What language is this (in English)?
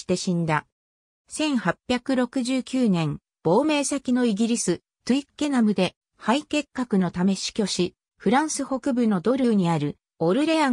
Japanese